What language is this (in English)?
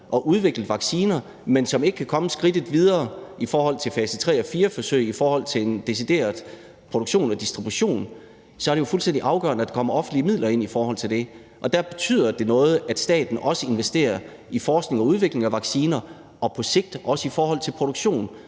Danish